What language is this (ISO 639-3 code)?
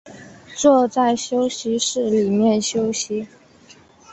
zho